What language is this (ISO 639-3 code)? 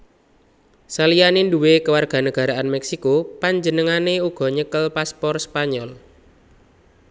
jav